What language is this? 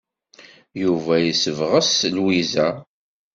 Kabyle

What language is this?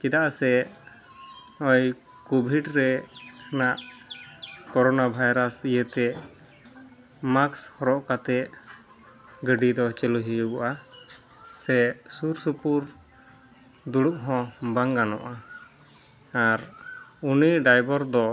Santali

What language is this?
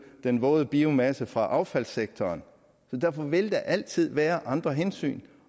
Danish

